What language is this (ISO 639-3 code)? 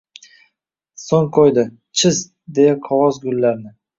uzb